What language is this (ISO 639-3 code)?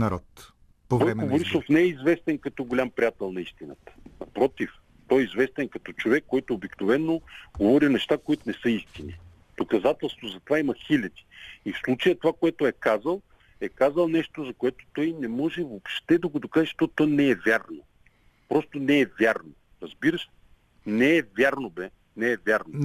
bul